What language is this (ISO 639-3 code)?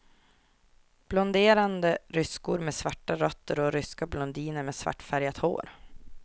swe